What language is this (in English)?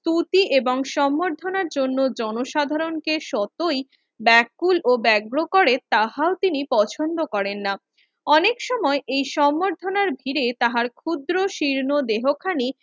Bangla